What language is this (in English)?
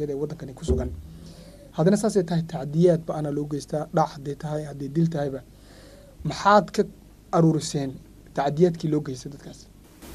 Arabic